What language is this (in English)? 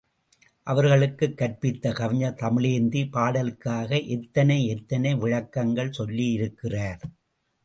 Tamil